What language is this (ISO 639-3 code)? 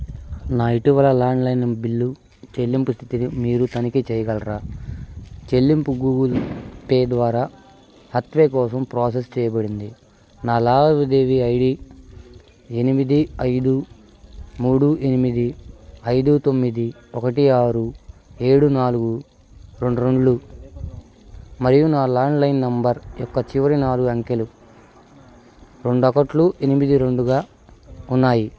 tel